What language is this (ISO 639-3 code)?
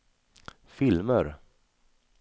swe